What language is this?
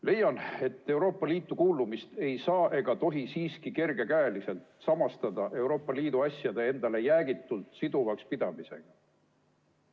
Estonian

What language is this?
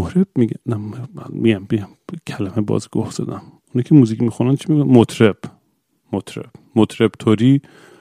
Persian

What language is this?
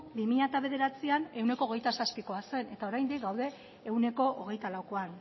Basque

